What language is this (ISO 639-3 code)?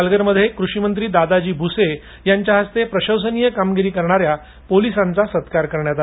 mar